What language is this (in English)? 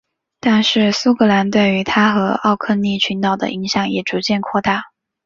Chinese